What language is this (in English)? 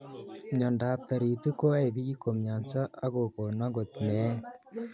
Kalenjin